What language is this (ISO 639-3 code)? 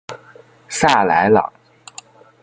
zho